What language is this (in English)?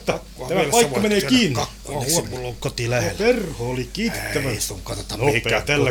Finnish